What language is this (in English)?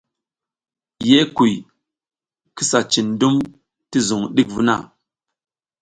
South Giziga